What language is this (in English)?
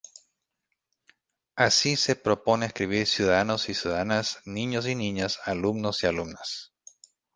Spanish